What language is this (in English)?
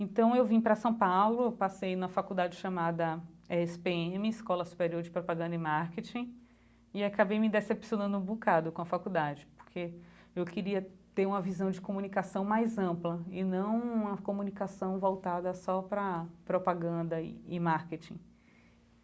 Portuguese